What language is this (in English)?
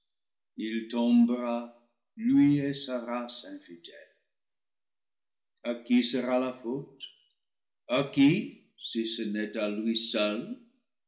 French